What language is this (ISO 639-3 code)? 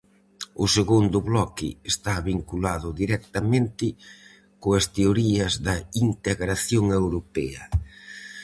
glg